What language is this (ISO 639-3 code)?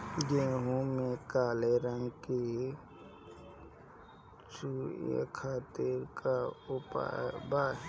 bho